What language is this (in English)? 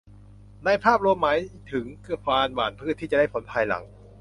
Thai